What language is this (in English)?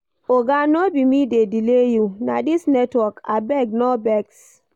Nigerian Pidgin